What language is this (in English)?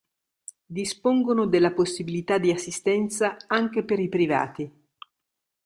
Italian